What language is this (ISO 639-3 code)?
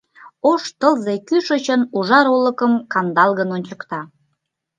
chm